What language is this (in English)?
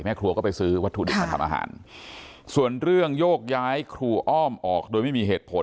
Thai